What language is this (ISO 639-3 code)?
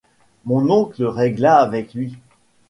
fra